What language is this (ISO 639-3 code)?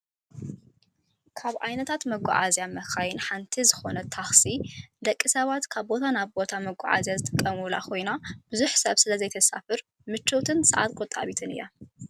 tir